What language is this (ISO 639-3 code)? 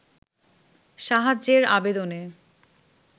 ben